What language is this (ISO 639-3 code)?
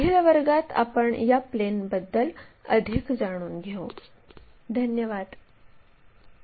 mar